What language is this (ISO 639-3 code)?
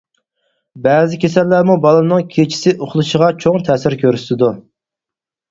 uig